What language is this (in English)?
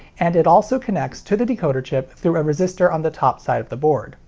English